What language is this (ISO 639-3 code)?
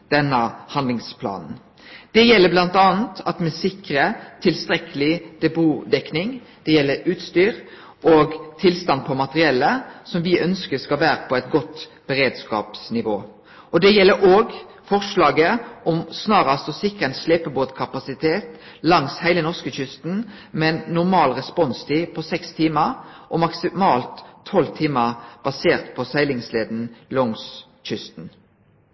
nno